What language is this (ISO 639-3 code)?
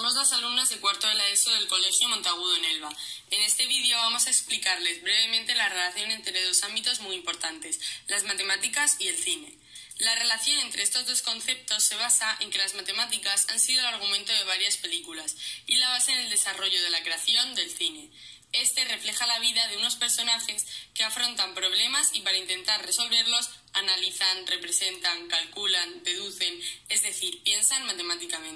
spa